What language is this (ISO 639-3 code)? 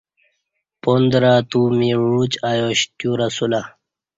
bsh